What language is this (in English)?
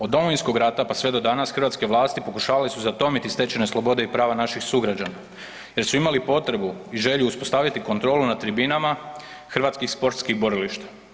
Croatian